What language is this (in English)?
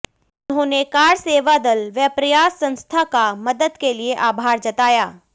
Hindi